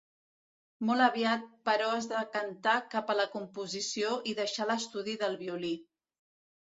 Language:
Catalan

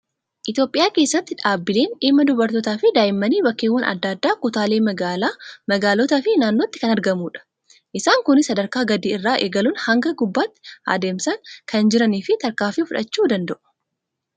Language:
Oromo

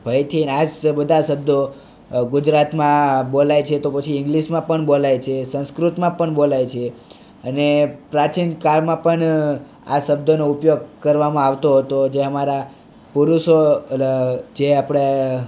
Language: Gujarati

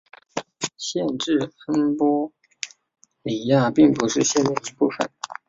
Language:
Chinese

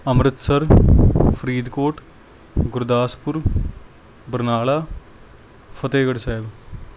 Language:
Punjabi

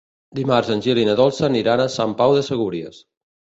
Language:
Catalan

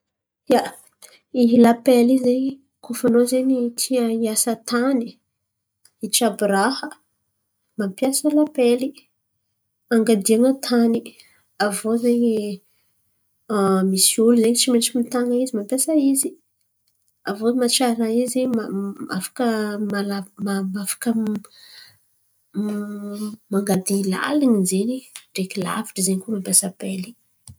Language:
Antankarana Malagasy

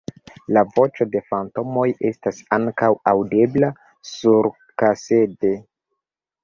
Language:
Esperanto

